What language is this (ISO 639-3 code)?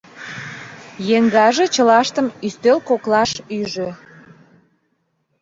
chm